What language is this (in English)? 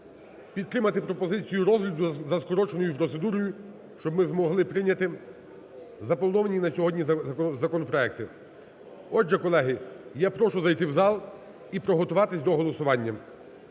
Ukrainian